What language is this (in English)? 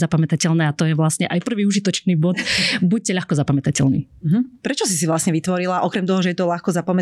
Slovak